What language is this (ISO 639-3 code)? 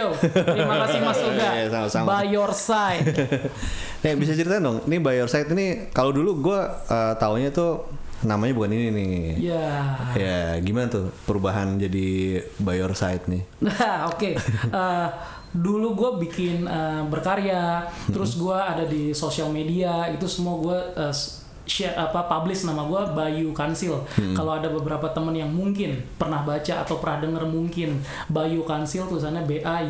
ind